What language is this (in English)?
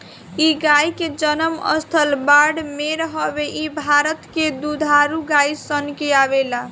Bhojpuri